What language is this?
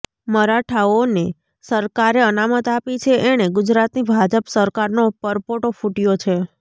Gujarati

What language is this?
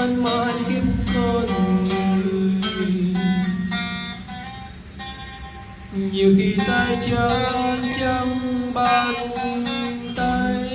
Vietnamese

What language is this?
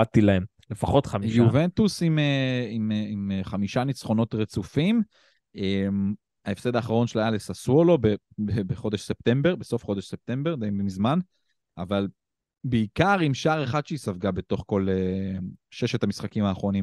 Hebrew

